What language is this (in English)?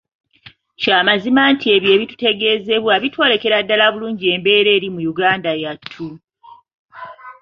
Ganda